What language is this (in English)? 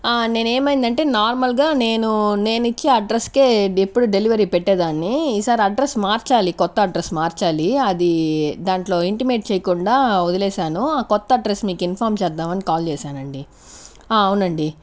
Telugu